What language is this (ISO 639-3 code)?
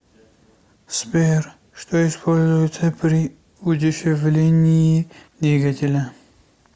rus